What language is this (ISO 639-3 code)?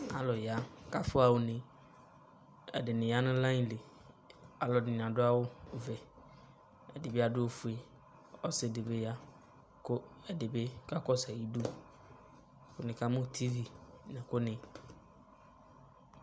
kpo